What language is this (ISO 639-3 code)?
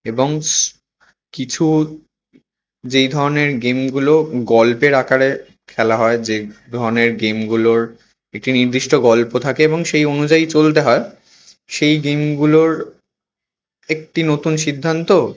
ben